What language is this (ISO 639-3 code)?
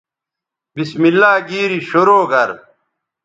btv